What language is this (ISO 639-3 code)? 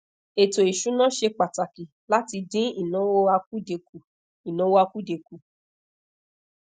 yor